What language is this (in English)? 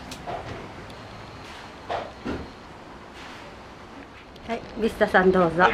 Japanese